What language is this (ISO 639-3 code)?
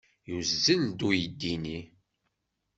kab